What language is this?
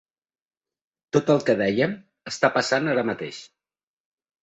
Catalan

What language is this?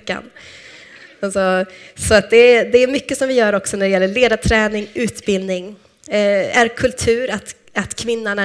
Swedish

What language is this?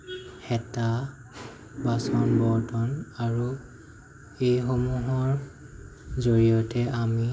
Assamese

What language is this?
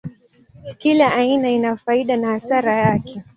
Swahili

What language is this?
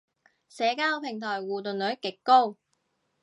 Cantonese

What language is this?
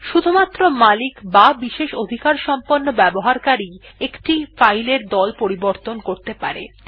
Bangla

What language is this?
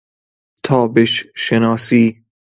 Persian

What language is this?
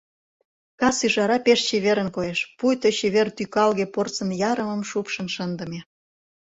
Mari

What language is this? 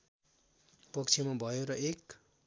Nepali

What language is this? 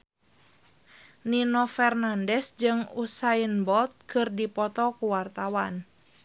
Sundanese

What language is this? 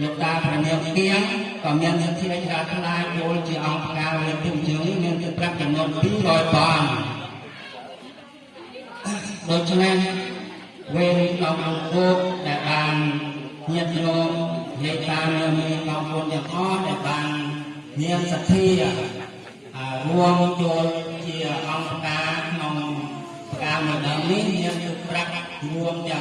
Indonesian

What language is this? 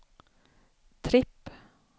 Swedish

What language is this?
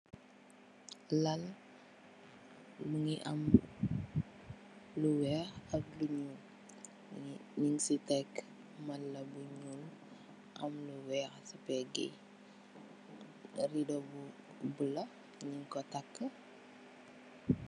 Wolof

